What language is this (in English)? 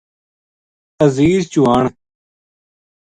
Gujari